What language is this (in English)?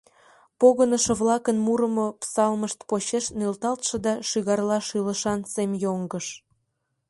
Mari